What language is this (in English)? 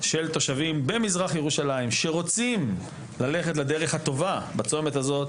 Hebrew